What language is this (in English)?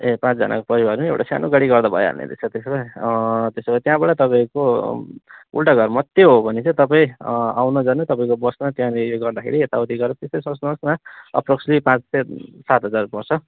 Nepali